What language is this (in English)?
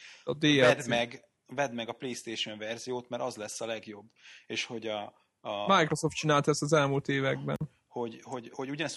Hungarian